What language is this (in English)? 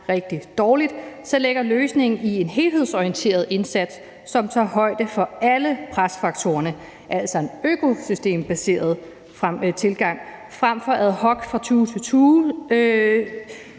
Danish